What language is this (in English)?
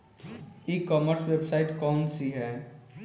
Bhojpuri